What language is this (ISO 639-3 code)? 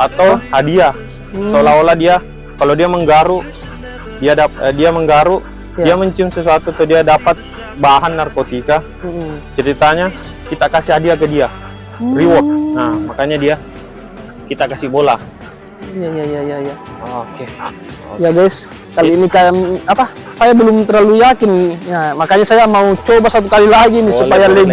ind